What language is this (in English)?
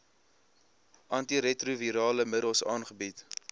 Afrikaans